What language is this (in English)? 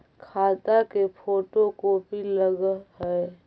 Magahi